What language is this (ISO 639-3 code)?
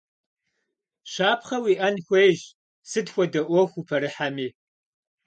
kbd